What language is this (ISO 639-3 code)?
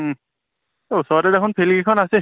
asm